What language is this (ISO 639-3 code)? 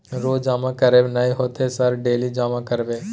mai